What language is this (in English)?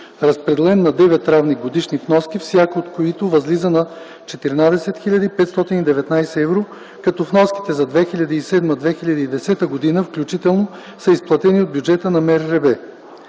Bulgarian